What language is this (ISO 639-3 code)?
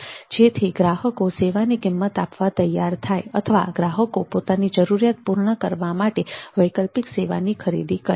guj